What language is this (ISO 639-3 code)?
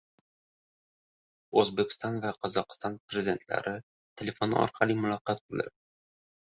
uzb